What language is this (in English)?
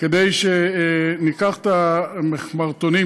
Hebrew